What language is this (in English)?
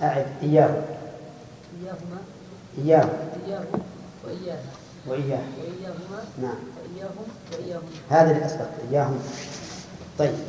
Arabic